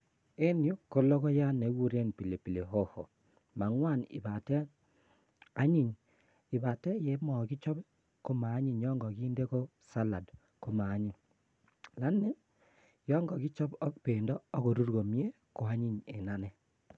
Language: Kalenjin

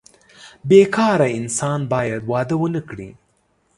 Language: Pashto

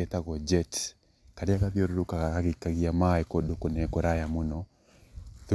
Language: Kikuyu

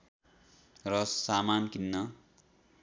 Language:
Nepali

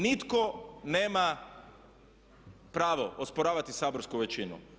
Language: Croatian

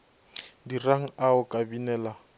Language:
Northern Sotho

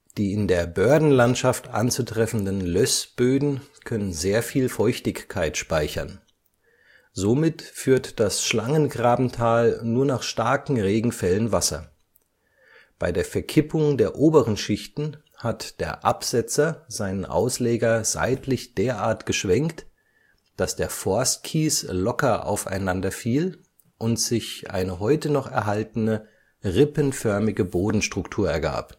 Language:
German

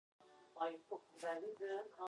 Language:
Uzbek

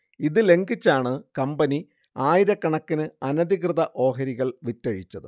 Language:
Malayalam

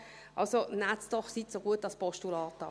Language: Swiss German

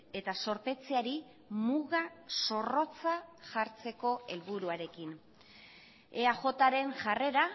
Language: Basque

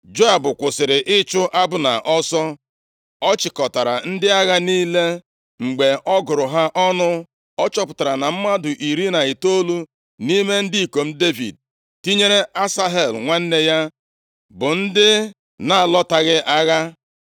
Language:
Igbo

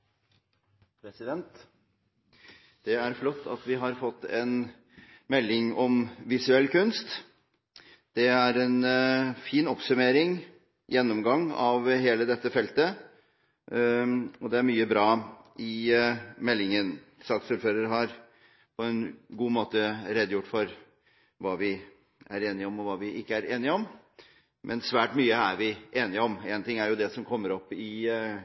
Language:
Norwegian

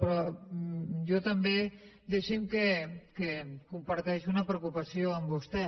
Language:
Catalan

